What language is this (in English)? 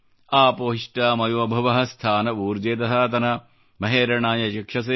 Kannada